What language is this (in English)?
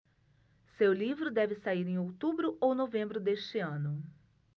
Portuguese